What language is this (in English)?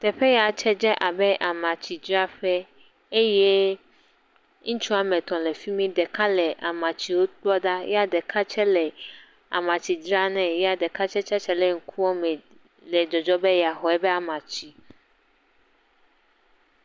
Ewe